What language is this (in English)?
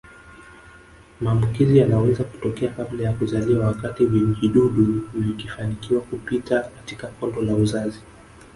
Swahili